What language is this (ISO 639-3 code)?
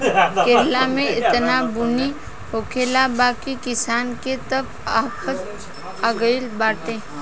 bho